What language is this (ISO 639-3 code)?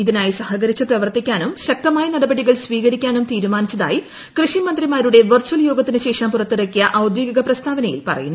mal